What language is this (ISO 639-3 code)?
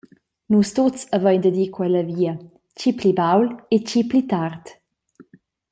roh